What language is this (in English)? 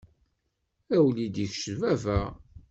Kabyle